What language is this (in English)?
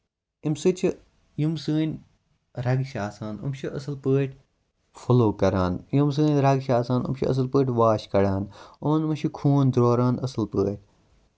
Kashmiri